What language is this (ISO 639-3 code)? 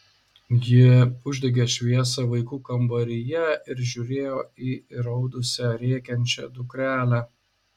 lit